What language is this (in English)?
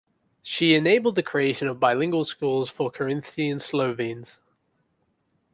English